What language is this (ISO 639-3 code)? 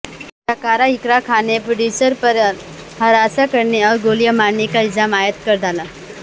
urd